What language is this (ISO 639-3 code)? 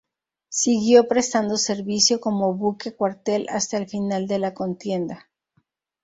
spa